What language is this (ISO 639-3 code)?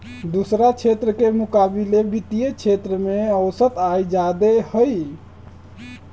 mag